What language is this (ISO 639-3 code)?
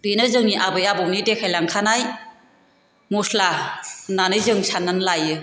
brx